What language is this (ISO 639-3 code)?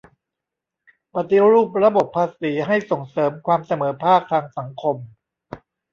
tha